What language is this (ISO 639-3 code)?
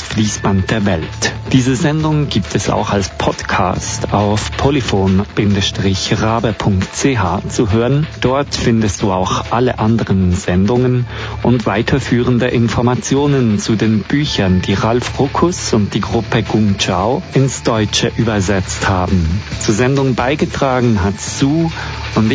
deu